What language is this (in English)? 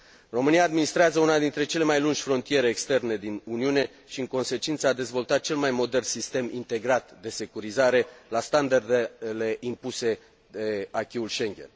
Romanian